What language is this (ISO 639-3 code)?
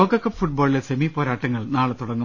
mal